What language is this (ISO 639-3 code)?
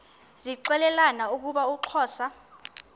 xho